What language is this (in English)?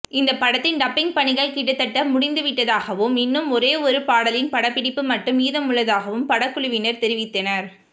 Tamil